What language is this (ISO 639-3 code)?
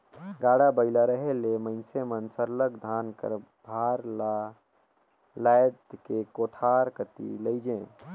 hne